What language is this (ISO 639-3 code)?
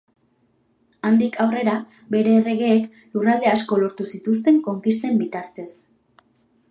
eus